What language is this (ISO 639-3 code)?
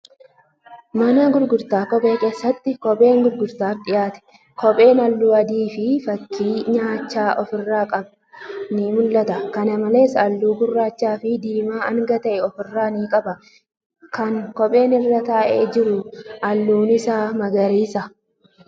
orm